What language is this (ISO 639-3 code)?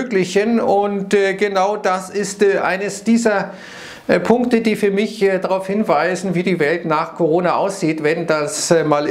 deu